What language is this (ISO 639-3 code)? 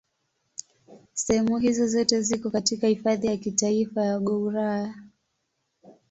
swa